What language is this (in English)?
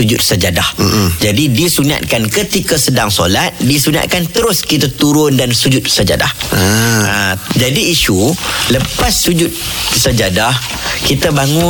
Malay